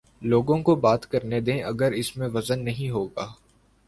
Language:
Urdu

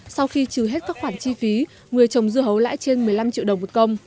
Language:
Vietnamese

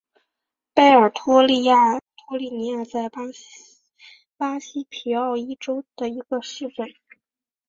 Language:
Chinese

